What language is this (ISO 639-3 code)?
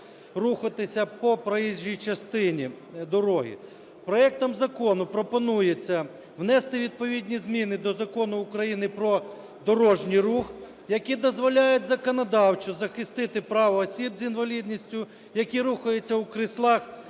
ukr